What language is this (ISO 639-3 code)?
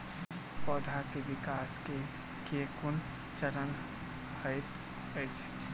mai